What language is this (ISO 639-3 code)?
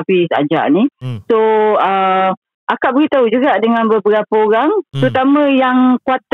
msa